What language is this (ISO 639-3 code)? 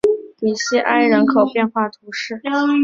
zho